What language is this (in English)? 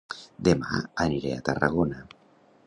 Catalan